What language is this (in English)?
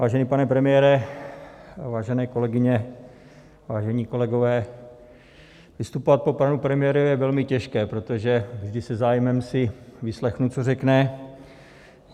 Czech